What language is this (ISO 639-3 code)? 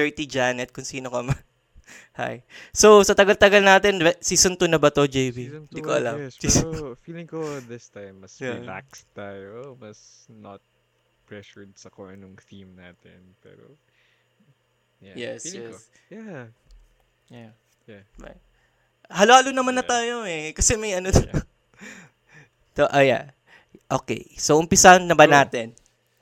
fil